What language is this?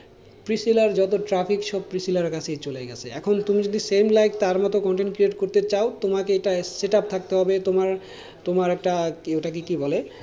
Bangla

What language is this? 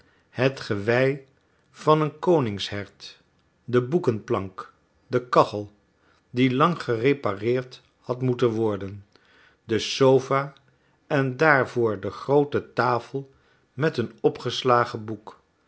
Dutch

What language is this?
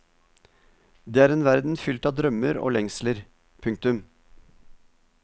Norwegian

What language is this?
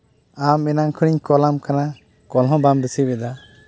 Santali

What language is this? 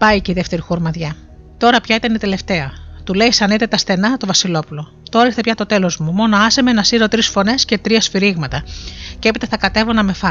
Greek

